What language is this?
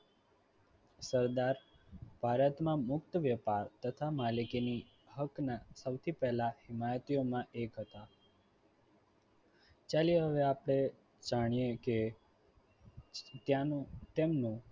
Gujarati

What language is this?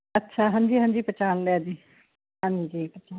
Punjabi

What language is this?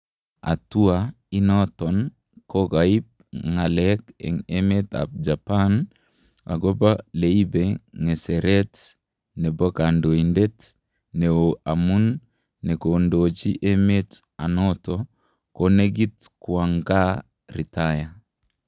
Kalenjin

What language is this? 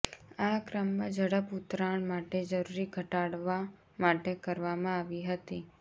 Gujarati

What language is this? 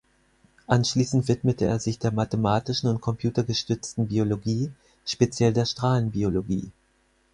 German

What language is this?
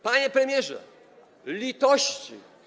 Polish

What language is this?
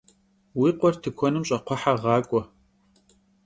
Kabardian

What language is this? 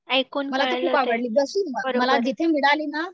Marathi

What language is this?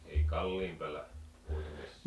Finnish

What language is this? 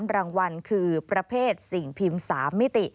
Thai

